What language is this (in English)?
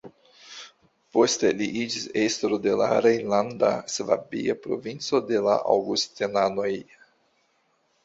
Esperanto